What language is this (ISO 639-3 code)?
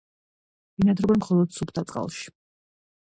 kat